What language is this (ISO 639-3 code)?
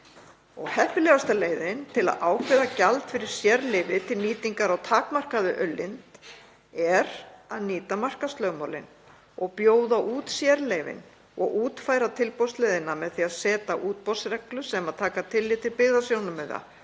isl